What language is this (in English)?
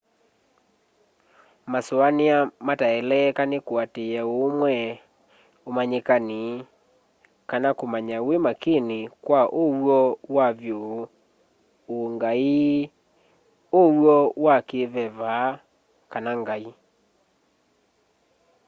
Kamba